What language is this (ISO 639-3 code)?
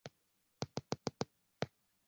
zho